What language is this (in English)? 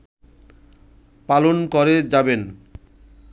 Bangla